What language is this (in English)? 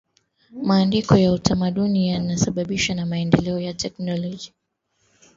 Swahili